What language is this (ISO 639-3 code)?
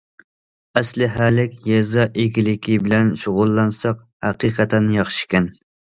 uig